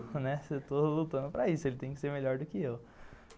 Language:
Portuguese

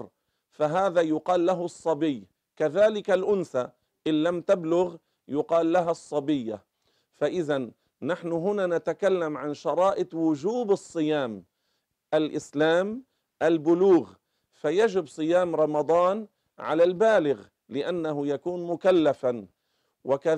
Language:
Arabic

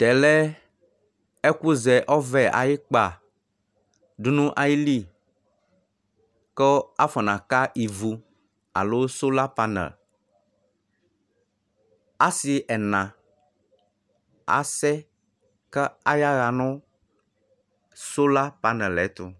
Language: Ikposo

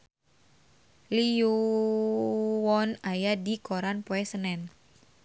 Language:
Sundanese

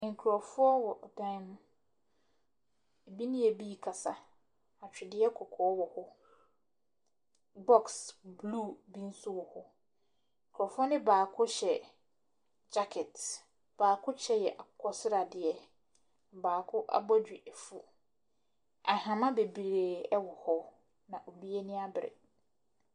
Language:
Akan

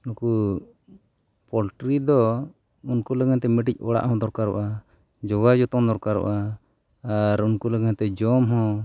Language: Santali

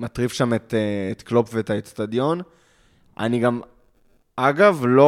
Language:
Hebrew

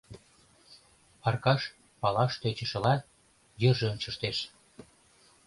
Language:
Mari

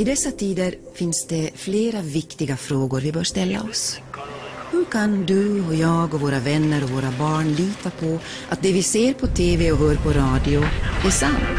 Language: Swedish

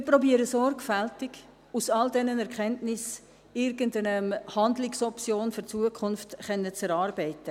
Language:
Swiss German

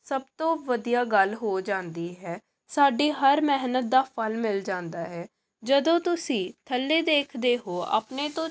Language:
Punjabi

